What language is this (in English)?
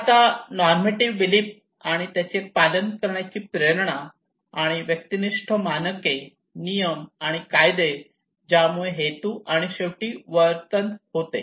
Marathi